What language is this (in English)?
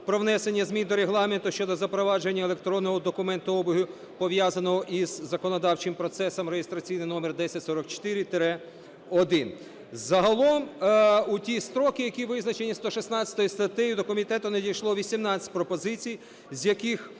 Ukrainian